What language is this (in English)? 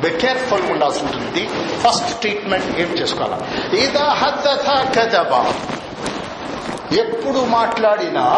Telugu